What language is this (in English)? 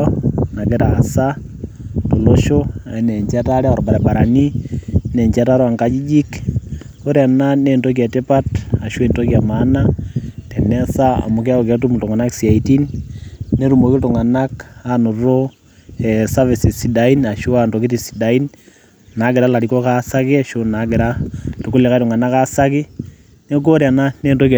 Masai